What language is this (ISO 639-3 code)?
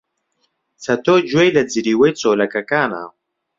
ckb